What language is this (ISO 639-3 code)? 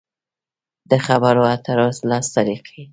pus